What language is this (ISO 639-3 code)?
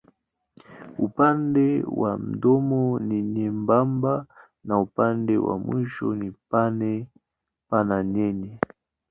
swa